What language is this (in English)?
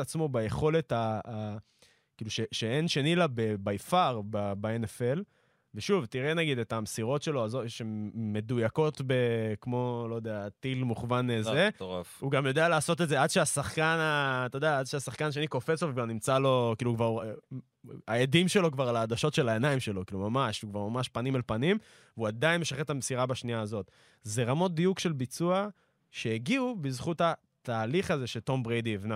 Hebrew